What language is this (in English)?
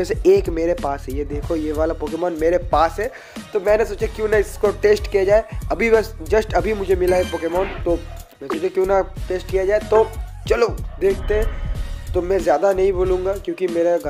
Hindi